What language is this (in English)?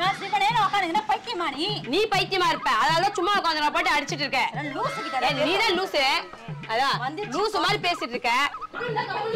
Korean